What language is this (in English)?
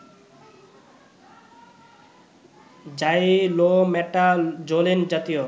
Bangla